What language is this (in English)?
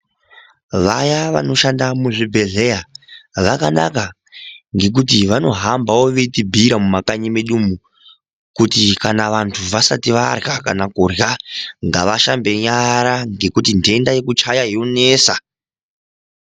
Ndau